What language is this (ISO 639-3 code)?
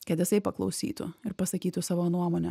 lit